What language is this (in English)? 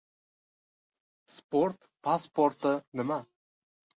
Uzbek